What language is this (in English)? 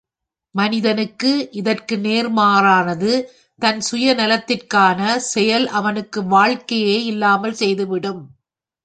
Tamil